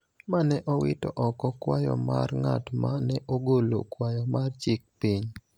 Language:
Luo (Kenya and Tanzania)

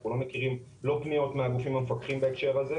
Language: Hebrew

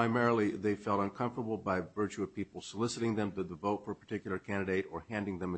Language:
English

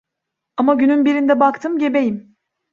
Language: Turkish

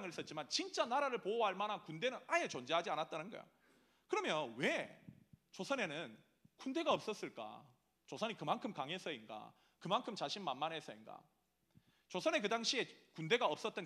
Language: Korean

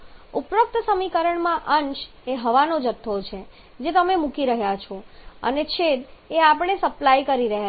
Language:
Gujarati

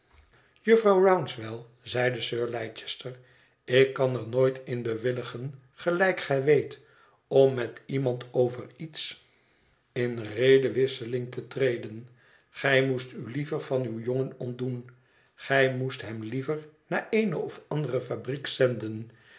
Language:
Dutch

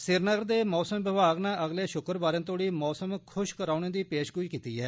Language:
Dogri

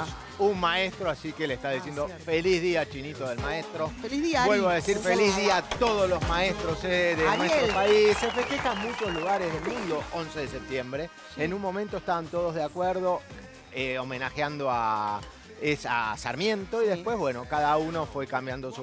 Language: Spanish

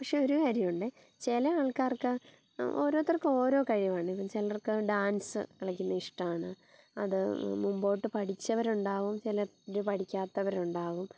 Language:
Malayalam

